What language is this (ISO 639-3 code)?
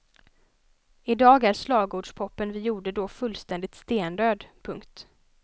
swe